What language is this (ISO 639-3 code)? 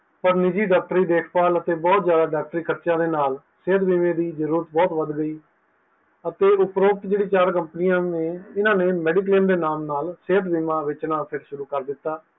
pan